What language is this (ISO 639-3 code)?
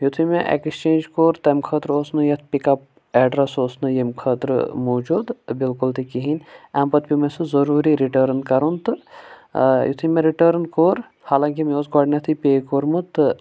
kas